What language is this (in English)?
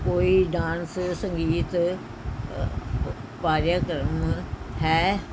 Punjabi